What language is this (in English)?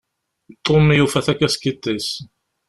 Kabyle